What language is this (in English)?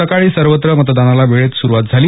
Marathi